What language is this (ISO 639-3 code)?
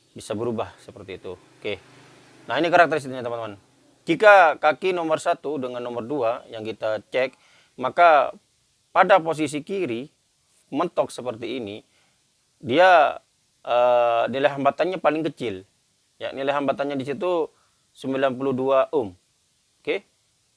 ind